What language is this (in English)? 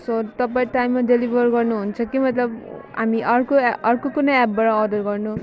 Nepali